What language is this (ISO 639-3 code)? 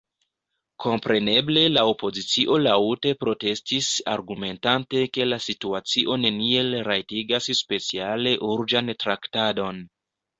epo